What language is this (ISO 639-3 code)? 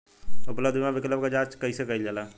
bho